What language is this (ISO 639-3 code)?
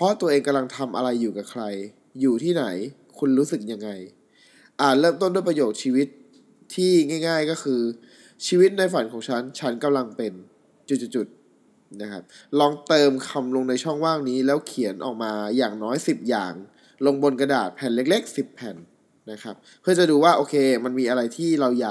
tha